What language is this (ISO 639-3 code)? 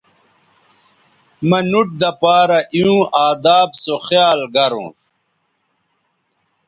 btv